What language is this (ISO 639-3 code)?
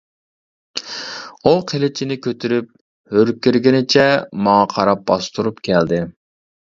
uig